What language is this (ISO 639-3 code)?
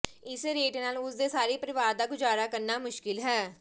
pan